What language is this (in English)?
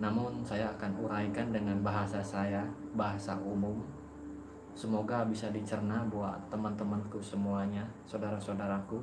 Indonesian